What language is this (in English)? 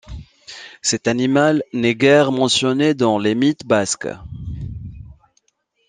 French